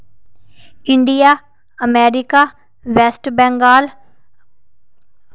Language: Dogri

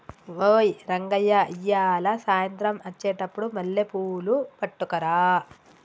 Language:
Telugu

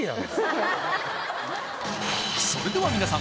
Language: Japanese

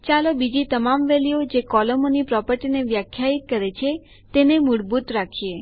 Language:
Gujarati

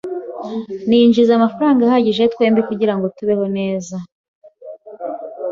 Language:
Kinyarwanda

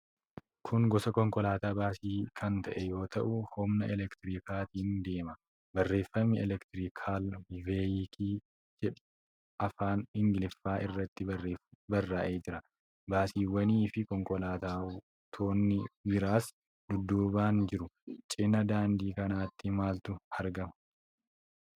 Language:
Oromo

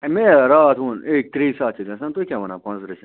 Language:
Kashmiri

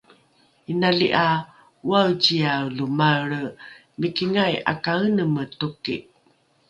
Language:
Rukai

